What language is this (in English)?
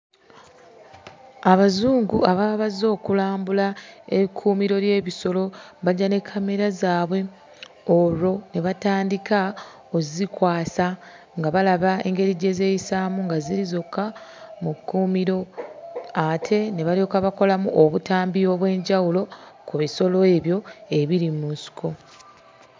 Ganda